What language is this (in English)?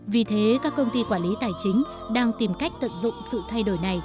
Vietnamese